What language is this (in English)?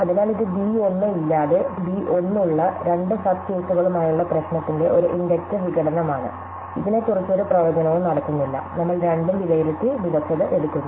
Malayalam